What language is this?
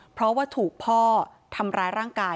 Thai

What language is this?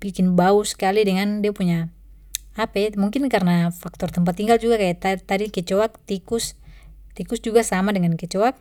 Papuan Malay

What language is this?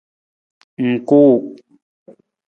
Nawdm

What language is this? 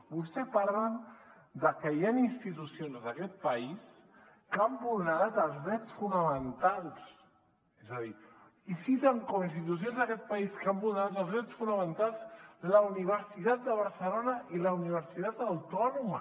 Catalan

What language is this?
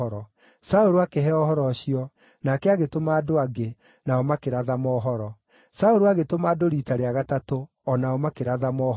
Kikuyu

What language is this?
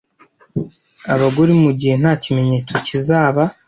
Kinyarwanda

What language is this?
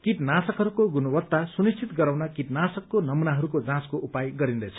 Nepali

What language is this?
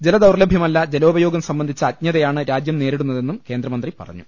Malayalam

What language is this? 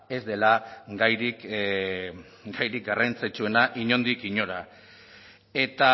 Basque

